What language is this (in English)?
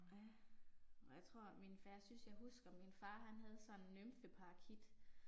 Danish